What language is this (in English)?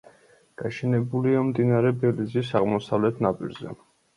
Georgian